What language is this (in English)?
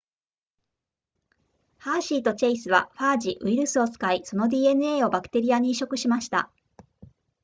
Japanese